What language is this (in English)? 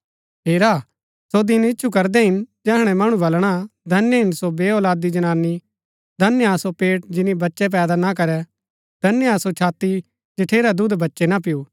Gaddi